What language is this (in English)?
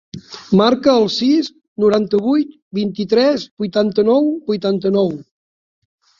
Catalan